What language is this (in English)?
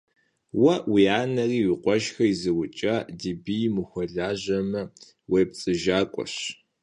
Kabardian